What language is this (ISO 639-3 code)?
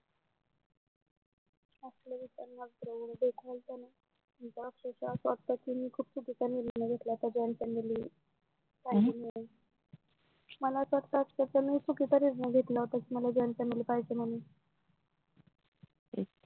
mar